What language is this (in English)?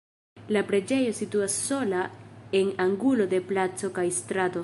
Esperanto